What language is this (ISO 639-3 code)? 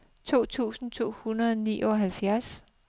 dan